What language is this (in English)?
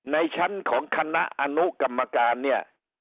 Thai